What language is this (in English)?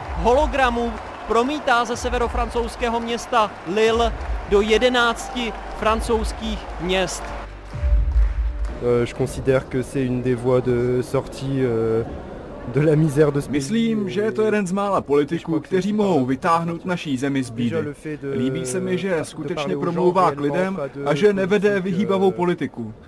Czech